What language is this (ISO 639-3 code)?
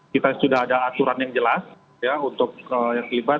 ind